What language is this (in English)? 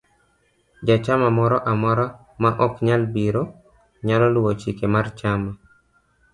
Luo (Kenya and Tanzania)